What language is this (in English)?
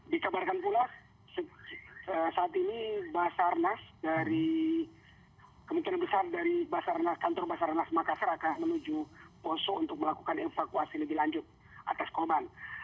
Indonesian